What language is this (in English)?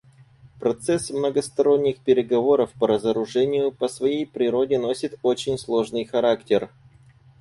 Russian